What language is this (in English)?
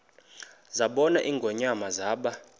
Xhosa